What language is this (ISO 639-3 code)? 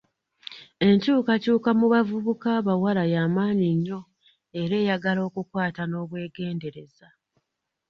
lug